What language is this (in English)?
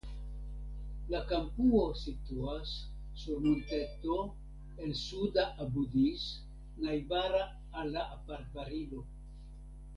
Esperanto